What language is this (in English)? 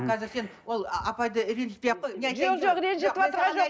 Kazakh